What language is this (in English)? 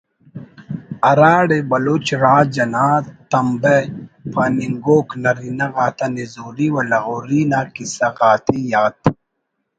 Brahui